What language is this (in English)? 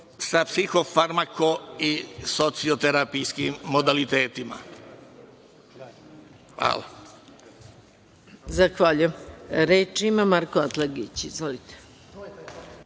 Serbian